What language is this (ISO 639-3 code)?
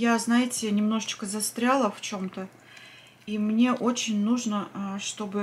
rus